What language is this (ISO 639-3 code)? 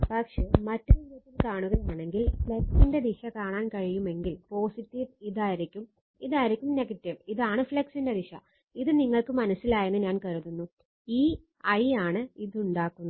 mal